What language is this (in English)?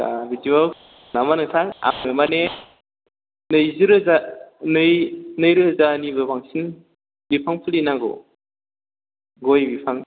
Bodo